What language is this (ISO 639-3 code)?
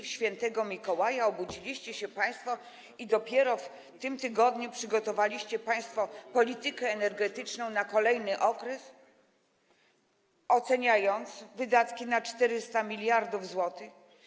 pol